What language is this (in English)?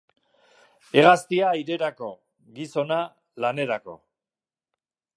Basque